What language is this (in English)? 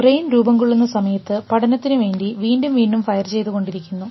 Malayalam